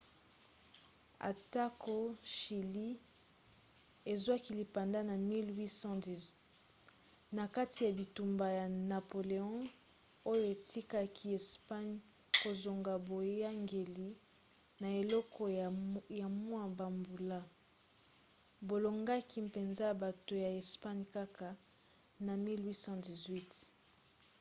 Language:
Lingala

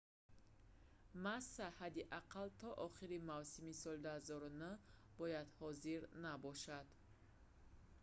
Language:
Tajik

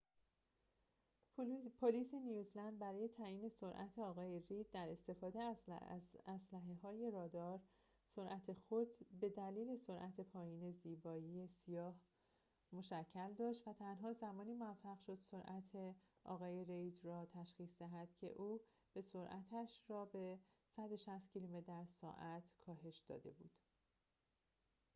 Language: Persian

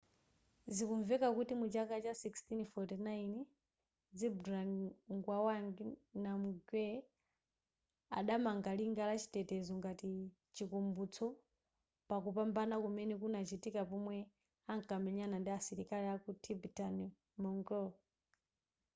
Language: Nyanja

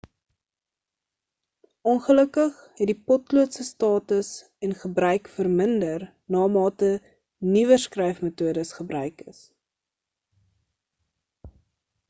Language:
Afrikaans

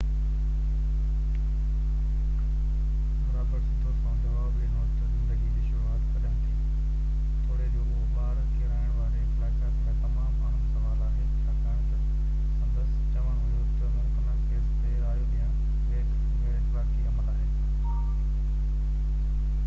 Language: Sindhi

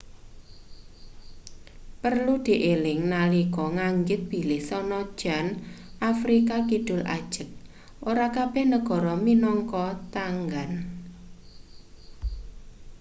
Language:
Javanese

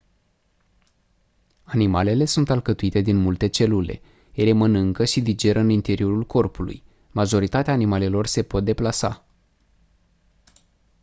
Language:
Romanian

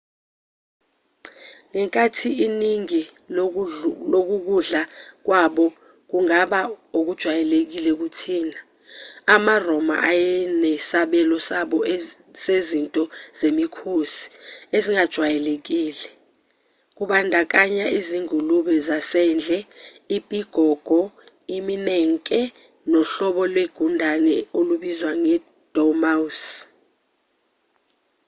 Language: Zulu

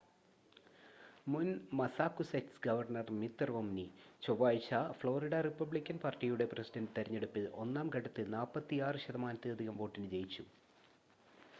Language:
Malayalam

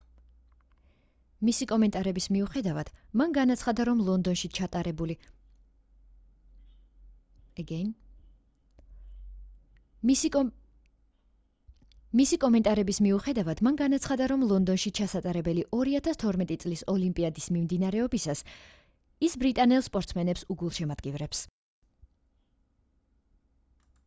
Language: Georgian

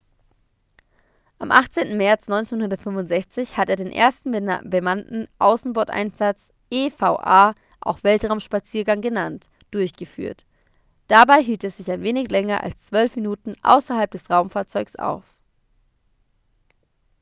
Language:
German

